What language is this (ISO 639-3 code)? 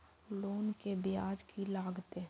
mai